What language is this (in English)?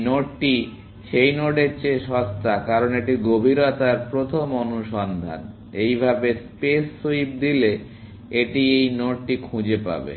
Bangla